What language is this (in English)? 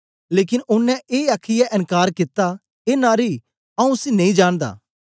Dogri